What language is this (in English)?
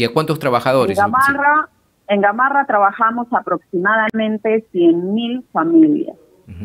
Spanish